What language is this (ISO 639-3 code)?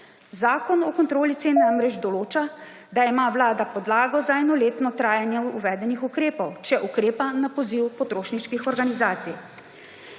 slv